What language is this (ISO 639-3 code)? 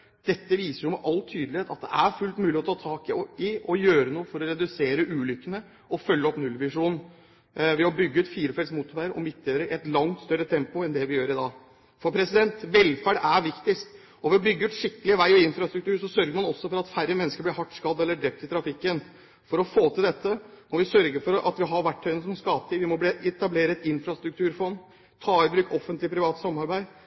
nob